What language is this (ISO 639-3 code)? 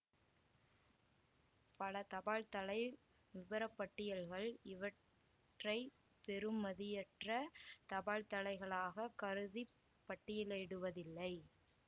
tam